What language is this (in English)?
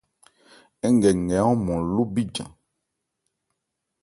Ebrié